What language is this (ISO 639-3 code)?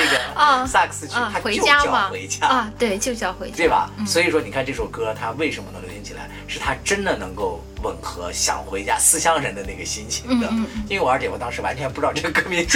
zho